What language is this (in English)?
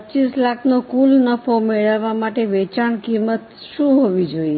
Gujarati